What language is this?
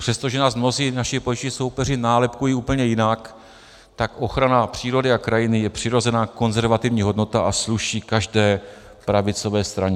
Czech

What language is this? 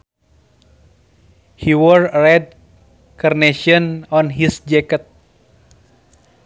Sundanese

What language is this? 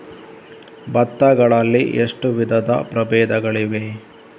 Kannada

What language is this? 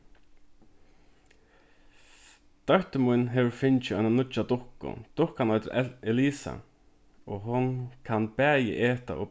Faroese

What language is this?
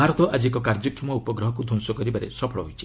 Odia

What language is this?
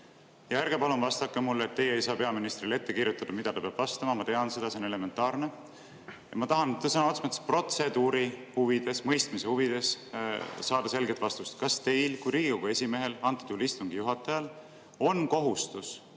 Estonian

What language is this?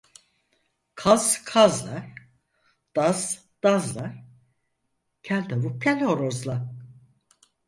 Turkish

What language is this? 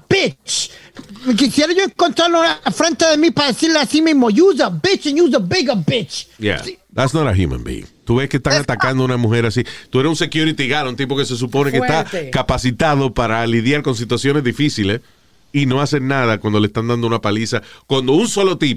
Spanish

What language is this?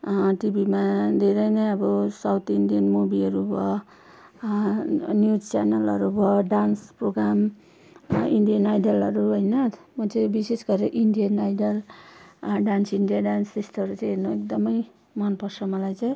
Nepali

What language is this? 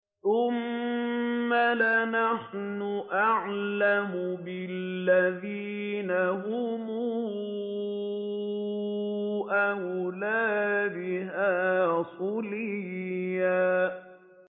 Arabic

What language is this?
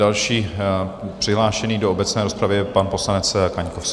Czech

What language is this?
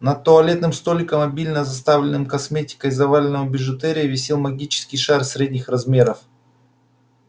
Russian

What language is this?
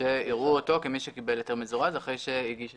Hebrew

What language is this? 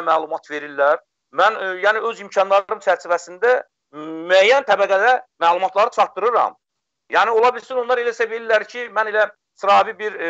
Turkish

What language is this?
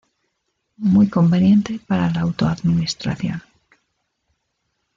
Spanish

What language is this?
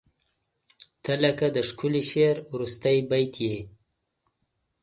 Pashto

